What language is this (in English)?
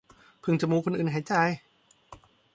Thai